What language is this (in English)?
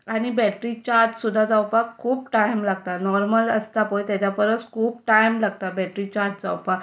Konkani